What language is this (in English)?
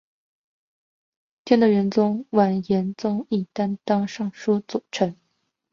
Chinese